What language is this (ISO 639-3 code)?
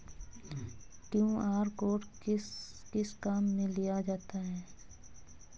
hin